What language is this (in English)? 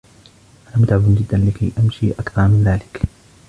Arabic